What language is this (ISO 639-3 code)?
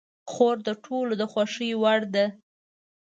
pus